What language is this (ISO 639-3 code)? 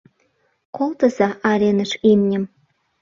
chm